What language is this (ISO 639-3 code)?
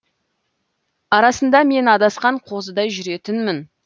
kaz